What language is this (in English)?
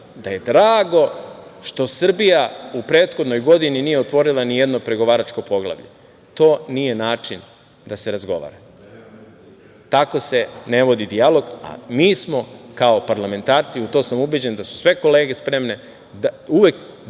Serbian